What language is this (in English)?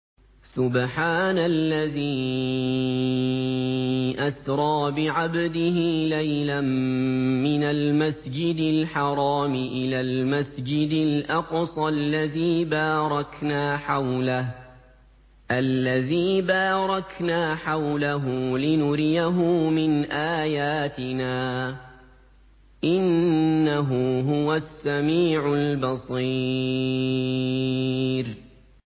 Arabic